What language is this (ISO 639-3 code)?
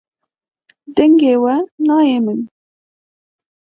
kur